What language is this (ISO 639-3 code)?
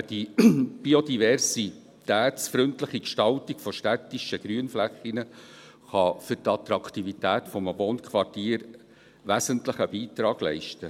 gsw